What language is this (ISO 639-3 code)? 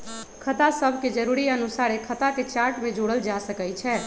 mag